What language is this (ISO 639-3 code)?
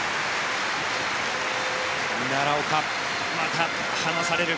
jpn